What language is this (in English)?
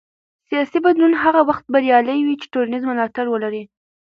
Pashto